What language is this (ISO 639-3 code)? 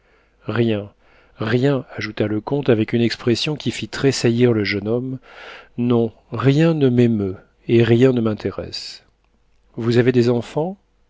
fra